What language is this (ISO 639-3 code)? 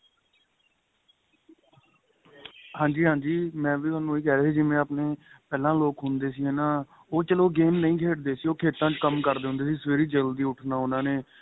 pan